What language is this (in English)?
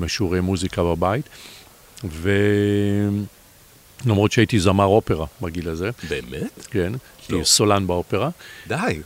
Hebrew